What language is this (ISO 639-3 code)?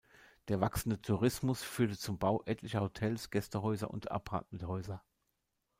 deu